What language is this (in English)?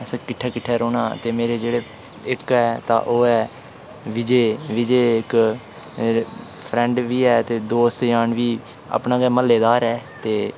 Dogri